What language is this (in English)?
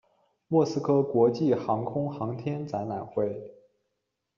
Chinese